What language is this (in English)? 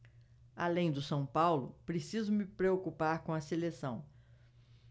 Portuguese